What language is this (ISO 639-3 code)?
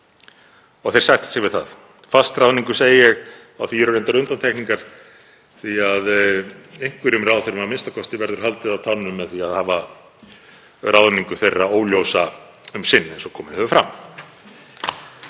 isl